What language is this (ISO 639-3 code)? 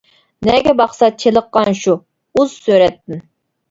uig